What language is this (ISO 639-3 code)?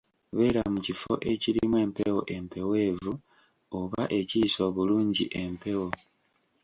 lug